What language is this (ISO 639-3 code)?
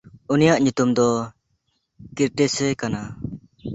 sat